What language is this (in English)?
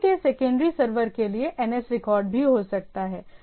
Hindi